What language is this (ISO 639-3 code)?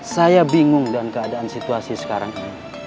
ind